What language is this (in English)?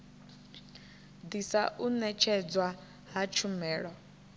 Venda